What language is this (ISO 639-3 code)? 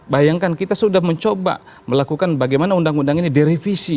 ind